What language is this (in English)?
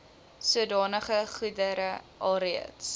Afrikaans